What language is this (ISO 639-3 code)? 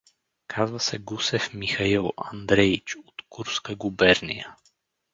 bul